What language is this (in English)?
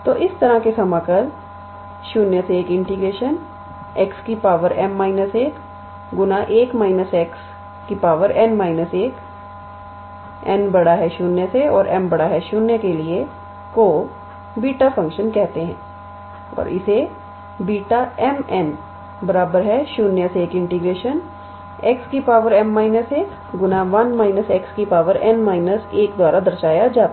Hindi